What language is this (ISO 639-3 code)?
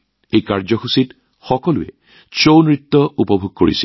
asm